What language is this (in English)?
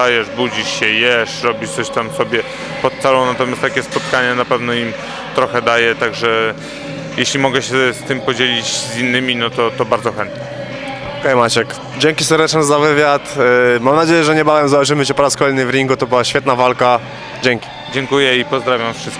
Polish